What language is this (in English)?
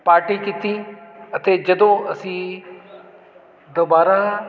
Punjabi